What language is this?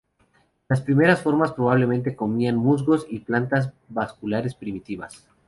Spanish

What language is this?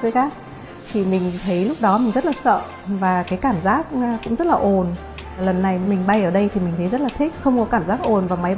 Vietnamese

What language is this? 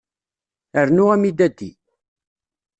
Kabyle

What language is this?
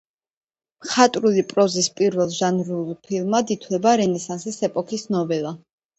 Georgian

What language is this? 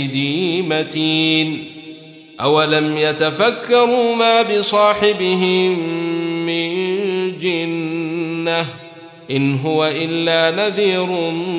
Arabic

